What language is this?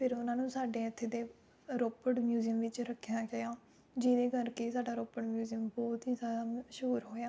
Punjabi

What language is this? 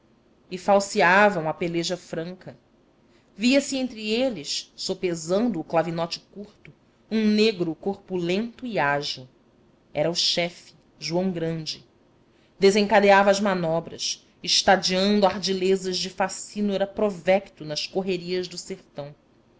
Portuguese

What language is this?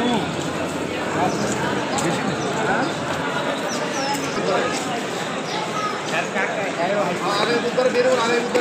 Arabic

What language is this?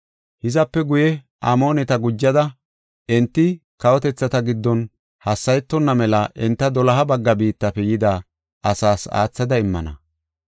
Gofa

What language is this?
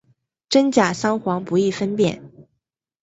Chinese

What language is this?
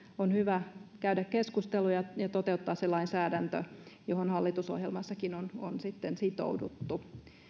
Finnish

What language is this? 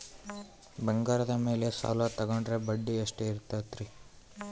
Kannada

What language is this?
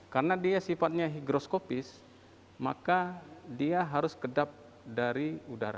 Indonesian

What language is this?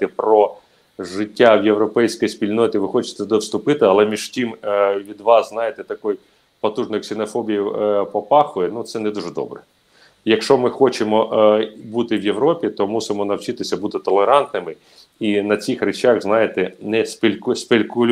Ukrainian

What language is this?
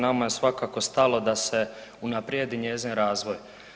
Croatian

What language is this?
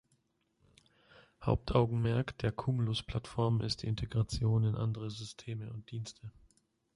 German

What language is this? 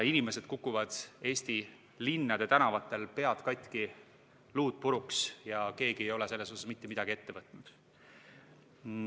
Estonian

